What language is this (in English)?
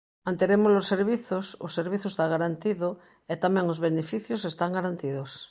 Galician